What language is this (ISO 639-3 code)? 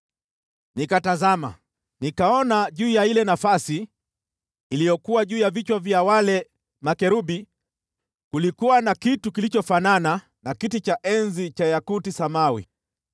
swa